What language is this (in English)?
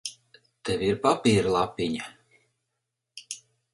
Latvian